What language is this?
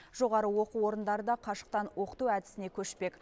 Kazakh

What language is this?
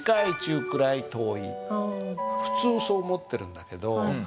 Japanese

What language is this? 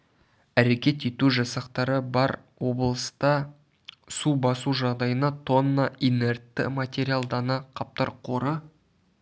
Kazakh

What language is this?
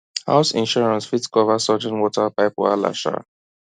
Nigerian Pidgin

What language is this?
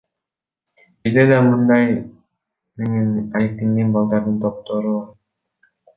Kyrgyz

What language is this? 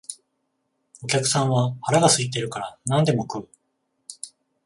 Japanese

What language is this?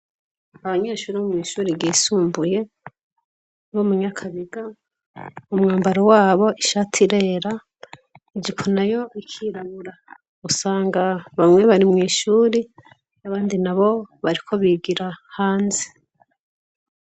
Rundi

